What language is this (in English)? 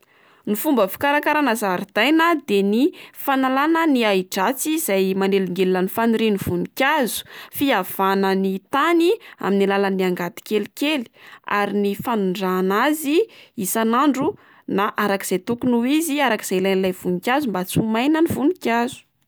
Malagasy